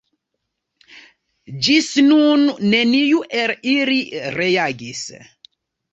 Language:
Esperanto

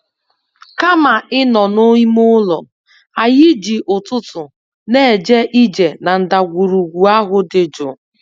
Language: Igbo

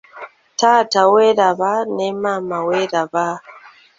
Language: Ganda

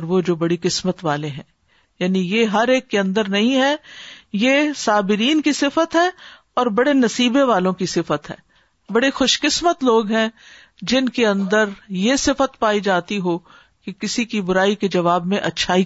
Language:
Urdu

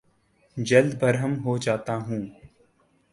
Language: Urdu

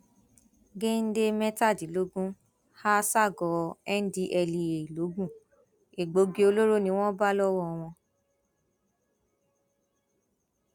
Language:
Yoruba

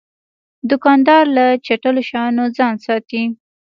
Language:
Pashto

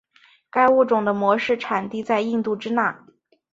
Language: Chinese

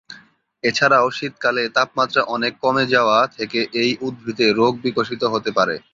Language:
Bangla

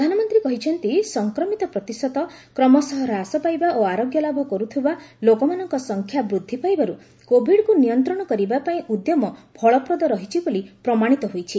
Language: Odia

